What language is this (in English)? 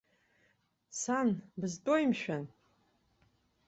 Abkhazian